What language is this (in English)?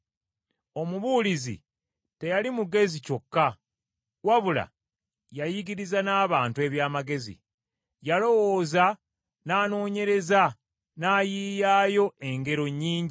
Ganda